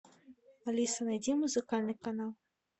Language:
Russian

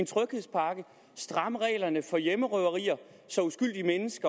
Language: Danish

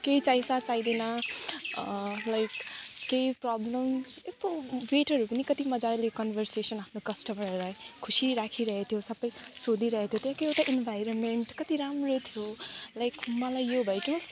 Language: Nepali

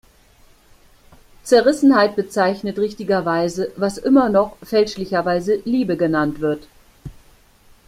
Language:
German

